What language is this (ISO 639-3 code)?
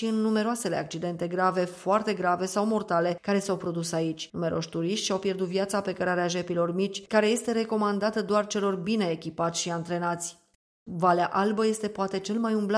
ron